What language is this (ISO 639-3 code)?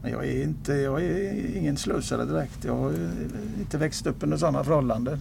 swe